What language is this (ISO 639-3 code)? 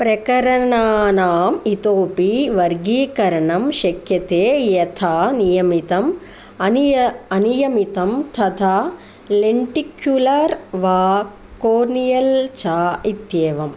san